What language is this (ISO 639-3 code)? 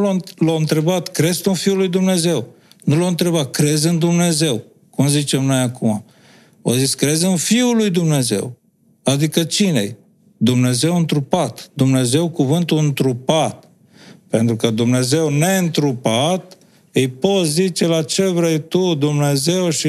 ron